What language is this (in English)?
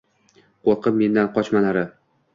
Uzbek